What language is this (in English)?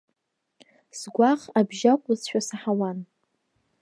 Abkhazian